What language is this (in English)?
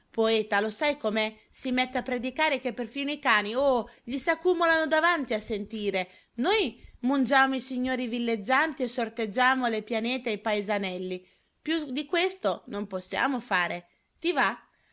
Italian